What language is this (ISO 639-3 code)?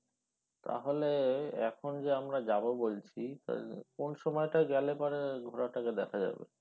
ben